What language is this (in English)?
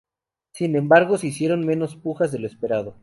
Spanish